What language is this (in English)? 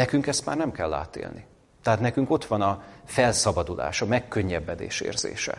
Hungarian